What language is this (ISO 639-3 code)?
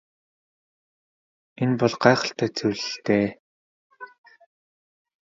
mon